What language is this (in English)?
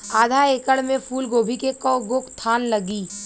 Bhojpuri